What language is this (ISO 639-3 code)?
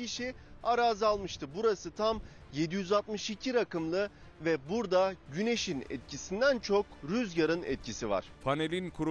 tur